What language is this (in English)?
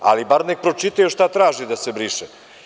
Serbian